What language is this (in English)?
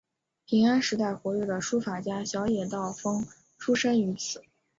Chinese